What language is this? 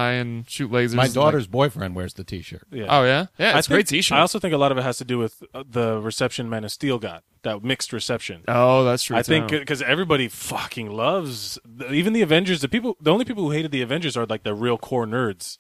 English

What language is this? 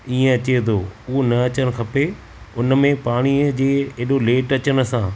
Sindhi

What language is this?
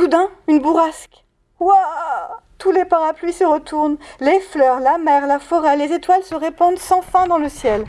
French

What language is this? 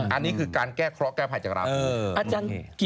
Thai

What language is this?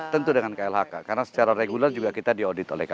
Indonesian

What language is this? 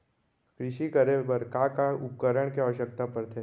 Chhattisgarhi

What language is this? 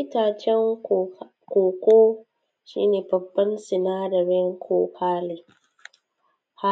Hausa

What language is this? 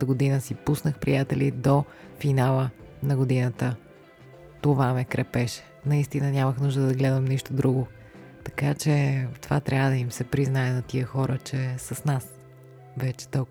Bulgarian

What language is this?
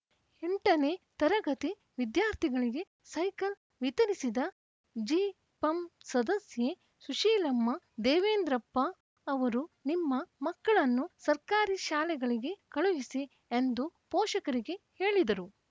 Kannada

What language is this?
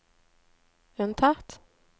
Norwegian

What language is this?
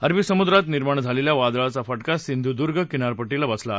Marathi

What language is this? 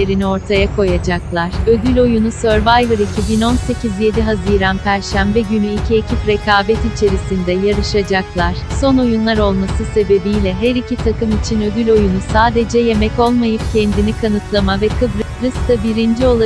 Turkish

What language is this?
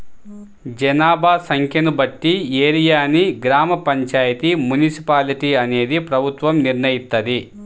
Telugu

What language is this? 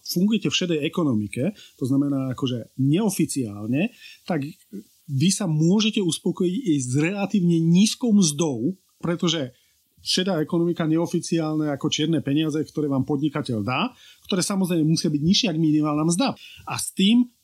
Slovak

